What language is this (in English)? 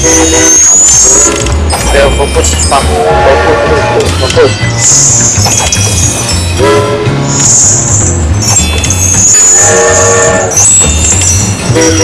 Indonesian